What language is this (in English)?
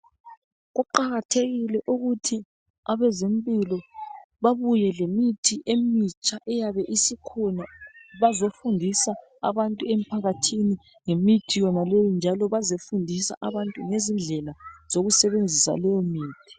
North Ndebele